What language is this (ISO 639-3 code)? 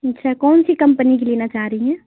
urd